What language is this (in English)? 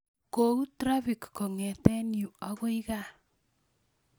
Kalenjin